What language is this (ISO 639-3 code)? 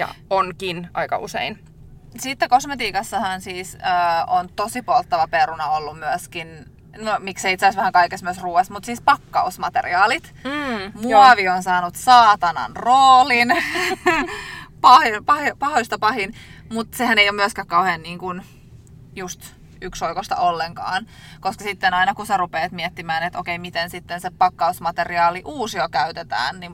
fin